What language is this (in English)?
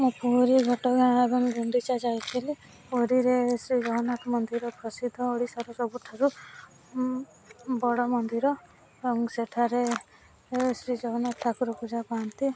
Odia